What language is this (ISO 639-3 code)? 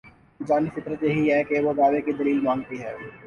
urd